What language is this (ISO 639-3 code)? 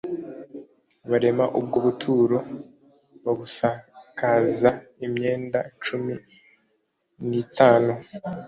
kin